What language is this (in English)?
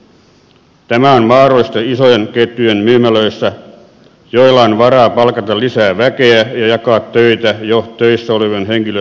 Finnish